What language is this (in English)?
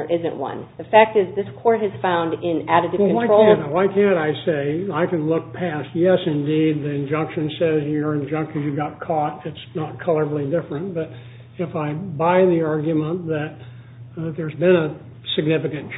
English